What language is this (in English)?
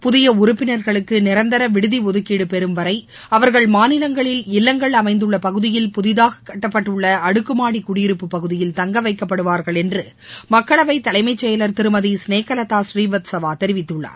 Tamil